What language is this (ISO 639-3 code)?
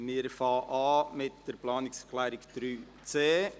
gsw